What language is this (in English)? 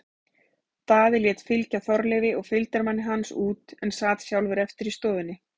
Icelandic